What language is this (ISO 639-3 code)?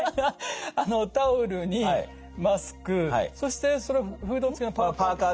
jpn